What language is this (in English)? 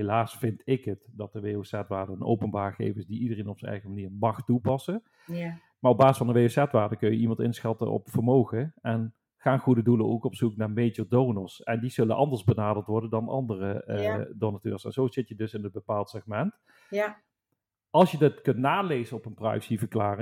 Dutch